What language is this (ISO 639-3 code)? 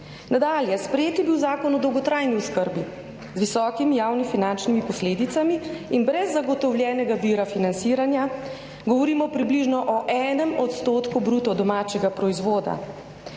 slv